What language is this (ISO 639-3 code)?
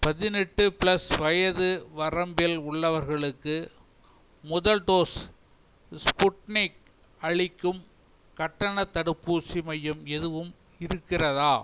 tam